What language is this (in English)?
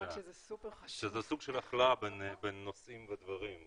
Hebrew